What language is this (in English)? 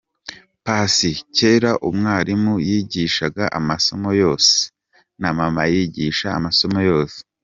Kinyarwanda